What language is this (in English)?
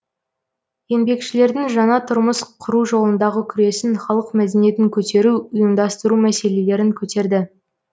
Kazakh